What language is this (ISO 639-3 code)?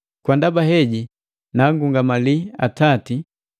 mgv